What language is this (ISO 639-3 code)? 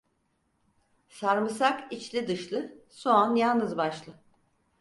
tur